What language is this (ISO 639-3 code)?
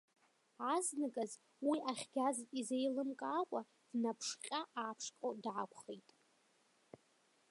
abk